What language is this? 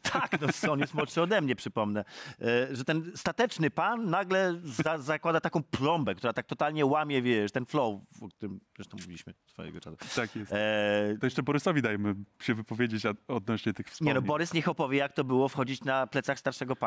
Polish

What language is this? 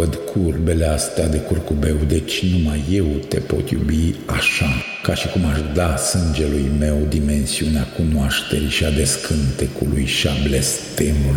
Romanian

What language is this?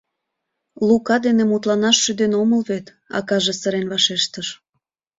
Mari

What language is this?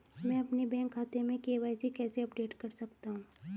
Hindi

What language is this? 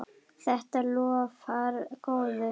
Icelandic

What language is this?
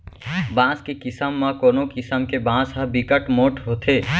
Chhattisgarhi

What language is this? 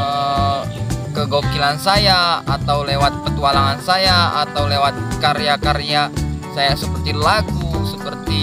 Indonesian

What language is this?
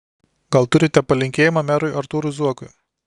Lithuanian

